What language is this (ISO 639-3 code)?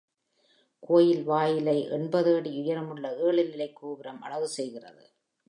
tam